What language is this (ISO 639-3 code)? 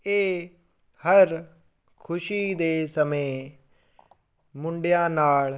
pan